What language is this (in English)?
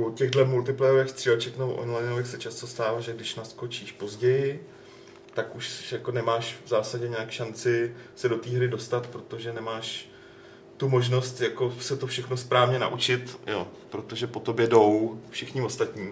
Czech